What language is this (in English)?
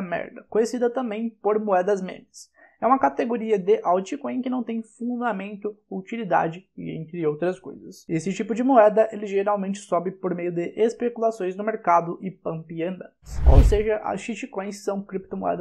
Portuguese